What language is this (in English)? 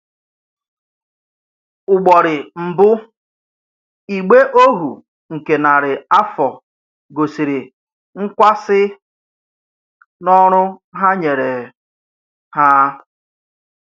Igbo